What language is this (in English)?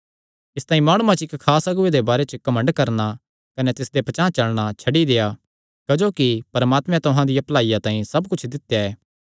Kangri